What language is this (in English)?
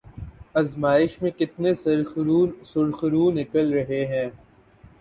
Urdu